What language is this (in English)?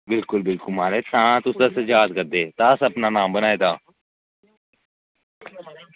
Dogri